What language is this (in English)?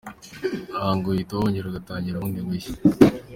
Kinyarwanda